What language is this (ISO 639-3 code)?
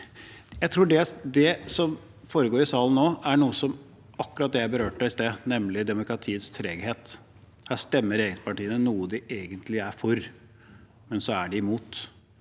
nor